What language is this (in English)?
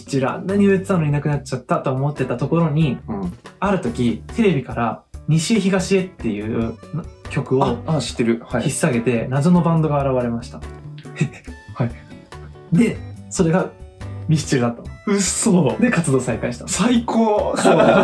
Japanese